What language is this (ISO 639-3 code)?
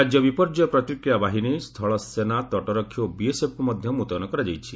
ori